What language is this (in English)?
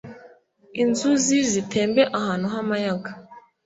Kinyarwanda